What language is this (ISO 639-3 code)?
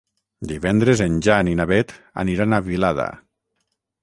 cat